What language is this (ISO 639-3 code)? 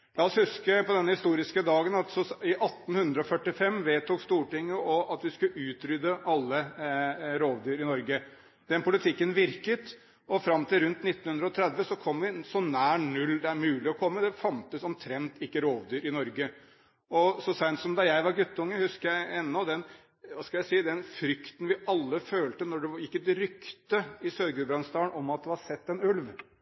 nob